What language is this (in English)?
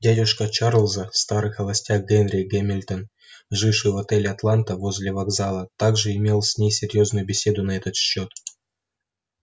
Russian